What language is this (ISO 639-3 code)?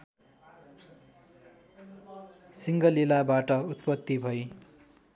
nep